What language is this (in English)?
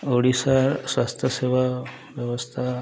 Odia